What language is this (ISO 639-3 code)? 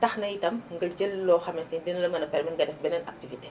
wol